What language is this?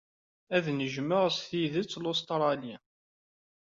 Kabyle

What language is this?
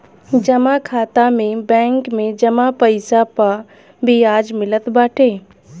Bhojpuri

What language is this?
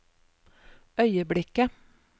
Norwegian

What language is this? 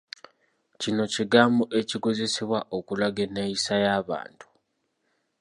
Ganda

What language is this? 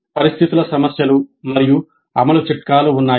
Telugu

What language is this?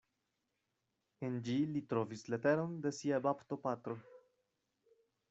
Esperanto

